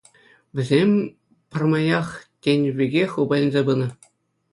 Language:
Chuvash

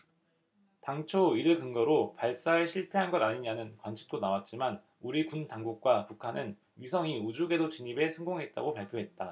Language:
Korean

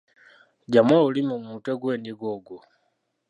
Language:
Ganda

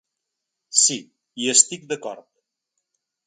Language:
Catalan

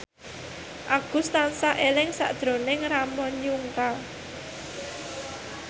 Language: Javanese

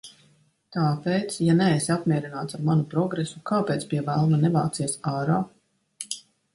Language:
Latvian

